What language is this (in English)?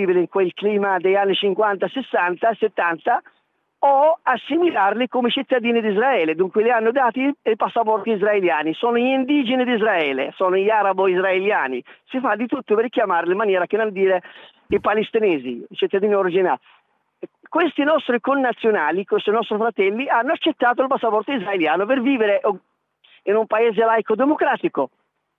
Italian